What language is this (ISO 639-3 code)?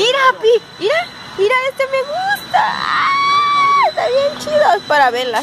spa